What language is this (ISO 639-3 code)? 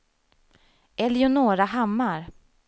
swe